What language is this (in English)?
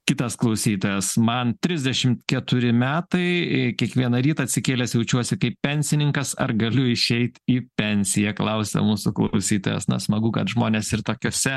Lithuanian